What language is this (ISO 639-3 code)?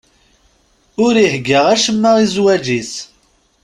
kab